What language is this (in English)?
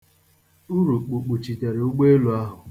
Igbo